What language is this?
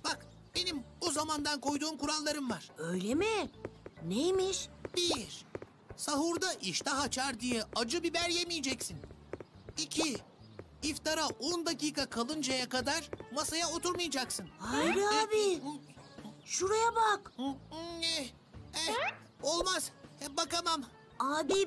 Turkish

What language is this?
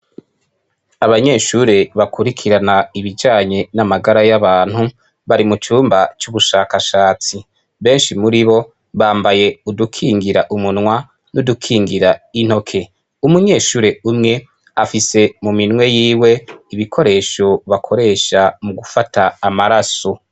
Rundi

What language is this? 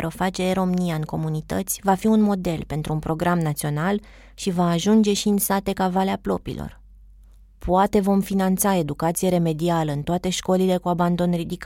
Romanian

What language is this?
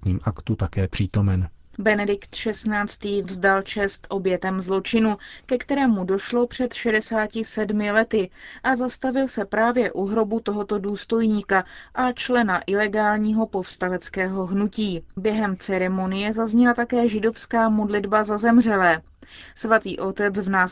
Czech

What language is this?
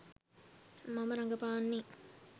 Sinhala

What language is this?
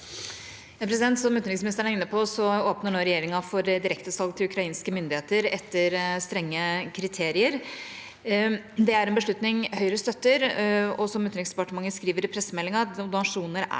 Norwegian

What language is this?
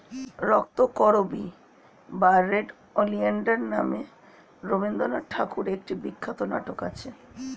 Bangla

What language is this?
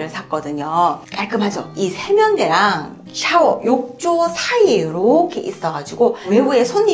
Korean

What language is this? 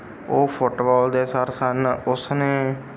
Punjabi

